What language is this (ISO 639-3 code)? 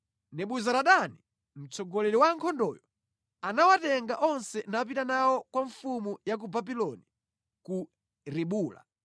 nya